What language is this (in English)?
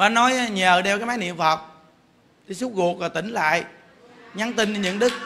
Vietnamese